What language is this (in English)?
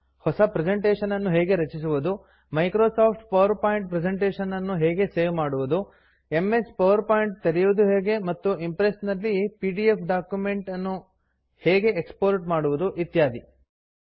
Kannada